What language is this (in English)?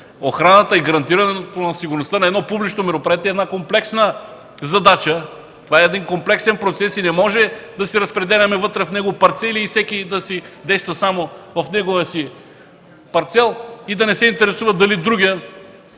Bulgarian